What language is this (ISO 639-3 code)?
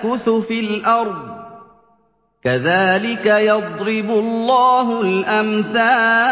ara